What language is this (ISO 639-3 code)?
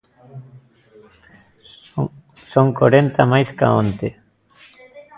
glg